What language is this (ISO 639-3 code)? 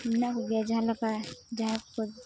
sat